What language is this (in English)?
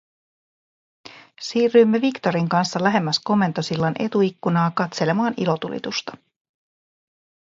Finnish